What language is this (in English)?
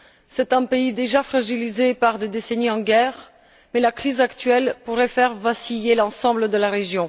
French